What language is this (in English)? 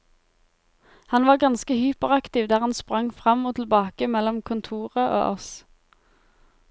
Norwegian